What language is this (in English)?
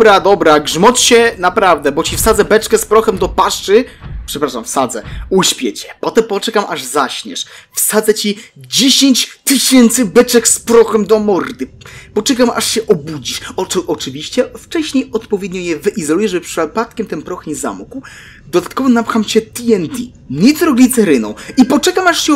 Polish